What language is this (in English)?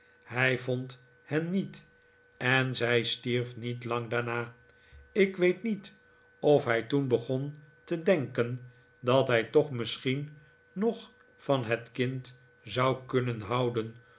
Dutch